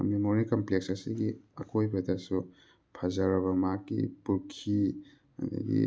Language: Manipuri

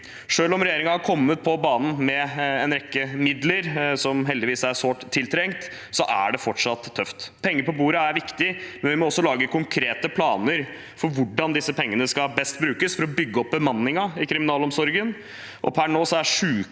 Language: Norwegian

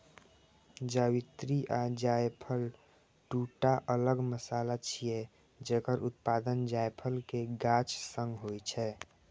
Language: Maithili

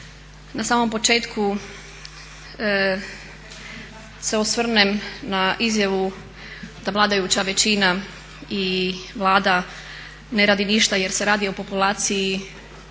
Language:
Croatian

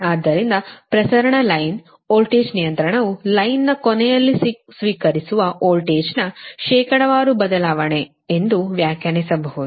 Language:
Kannada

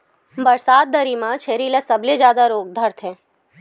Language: Chhattisgarhi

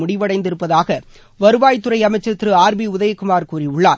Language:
Tamil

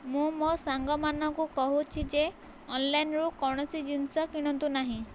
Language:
Odia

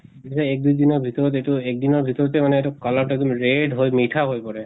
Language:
Assamese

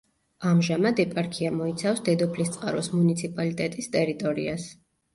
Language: Georgian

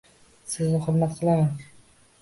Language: Uzbek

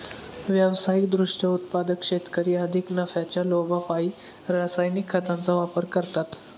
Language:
Marathi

